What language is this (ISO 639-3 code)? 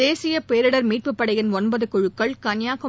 tam